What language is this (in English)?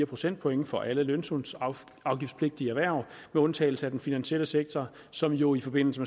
Danish